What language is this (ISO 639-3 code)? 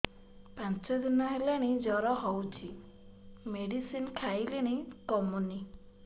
ori